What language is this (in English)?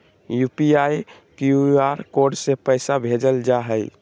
Magahi